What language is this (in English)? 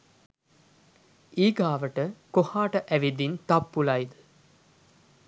Sinhala